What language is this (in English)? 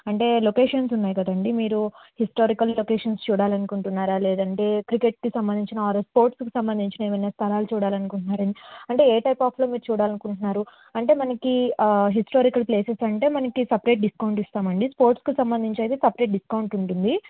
Telugu